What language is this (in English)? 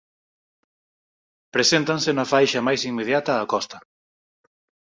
Galician